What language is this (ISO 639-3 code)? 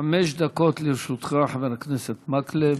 heb